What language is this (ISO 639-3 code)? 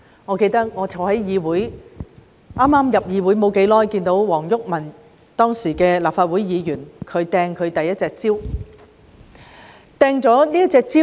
yue